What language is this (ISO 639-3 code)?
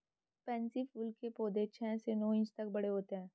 hin